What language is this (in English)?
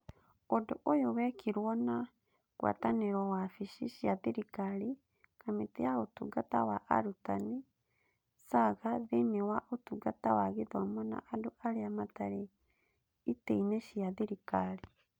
Kikuyu